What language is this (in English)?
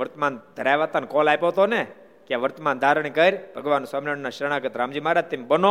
Gujarati